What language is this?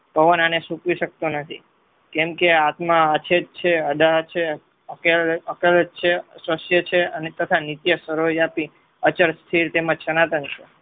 Gujarati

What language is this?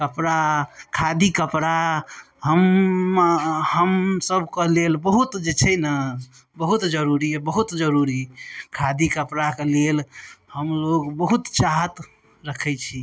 Maithili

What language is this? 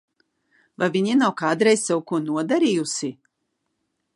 Latvian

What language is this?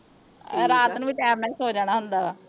Punjabi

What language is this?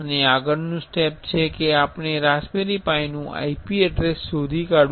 Gujarati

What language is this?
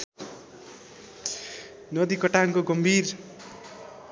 Nepali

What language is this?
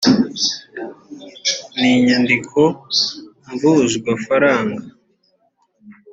Kinyarwanda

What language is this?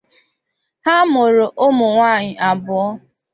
Igbo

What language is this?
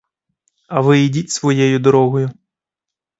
Ukrainian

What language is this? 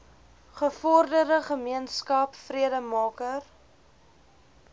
Afrikaans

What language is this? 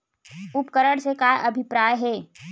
Chhattisgarhi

